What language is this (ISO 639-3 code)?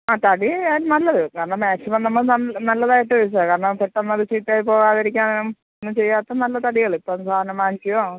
mal